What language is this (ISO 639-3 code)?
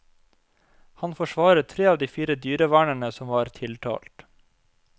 nor